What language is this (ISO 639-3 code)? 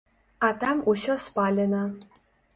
bel